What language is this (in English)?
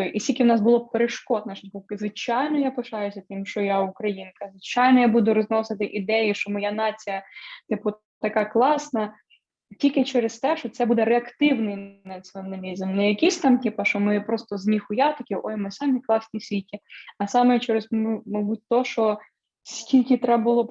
Ukrainian